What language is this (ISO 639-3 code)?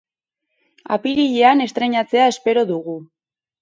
eus